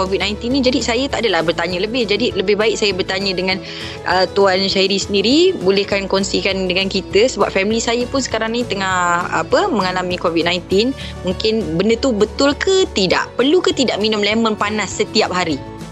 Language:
Malay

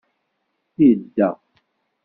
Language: Kabyle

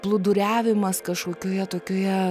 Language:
Lithuanian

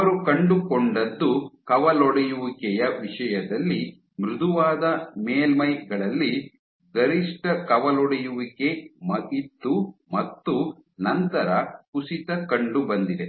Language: Kannada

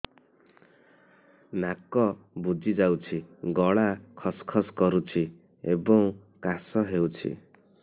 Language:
Odia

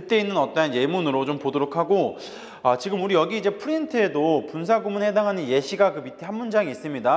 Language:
Korean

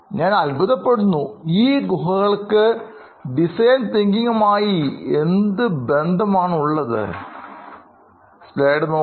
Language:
Malayalam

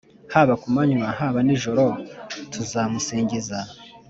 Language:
Kinyarwanda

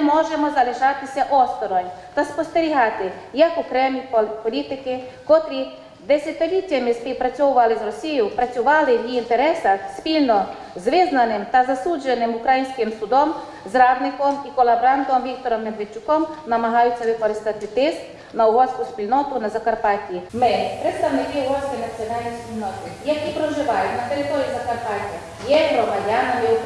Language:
Ukrainian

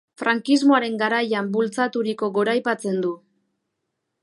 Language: Basque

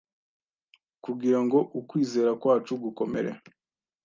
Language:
Kinyarwanda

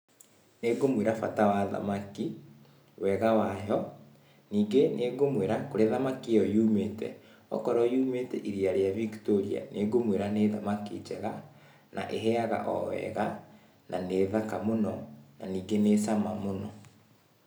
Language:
Kikuyu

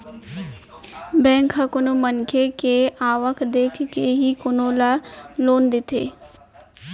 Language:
Chhattisgarhi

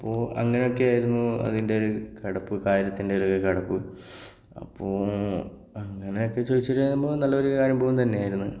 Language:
Malayalam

